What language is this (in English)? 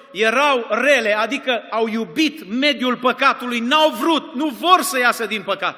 Romanian